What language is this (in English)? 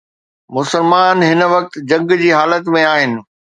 Sindhi